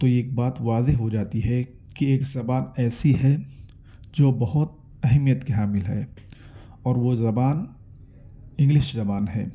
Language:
Urdu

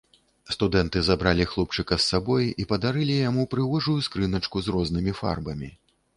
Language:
Belarusian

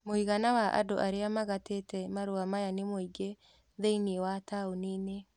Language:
Kikuyu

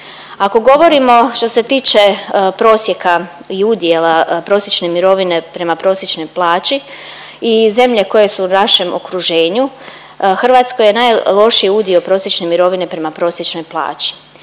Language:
Croatian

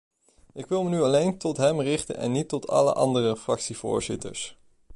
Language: Dutch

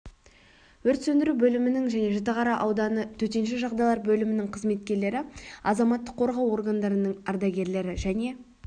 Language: Kazakh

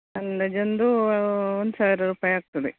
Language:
Kannada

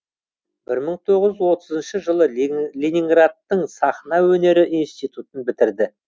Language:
Kazakh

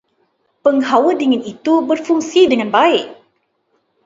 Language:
Malay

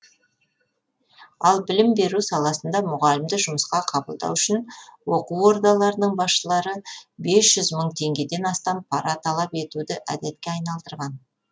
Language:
Kazakh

